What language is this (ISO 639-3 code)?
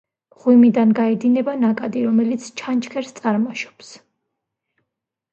kat